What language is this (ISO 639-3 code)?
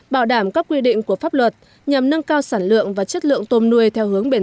vie